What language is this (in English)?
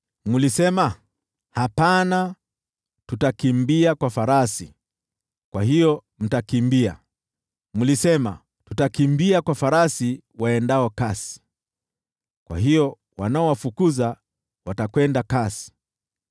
Swahili